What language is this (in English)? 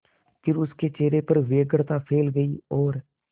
Hindi